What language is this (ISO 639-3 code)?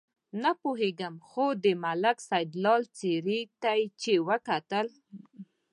pus